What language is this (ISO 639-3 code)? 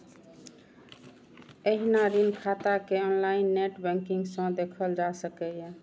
mai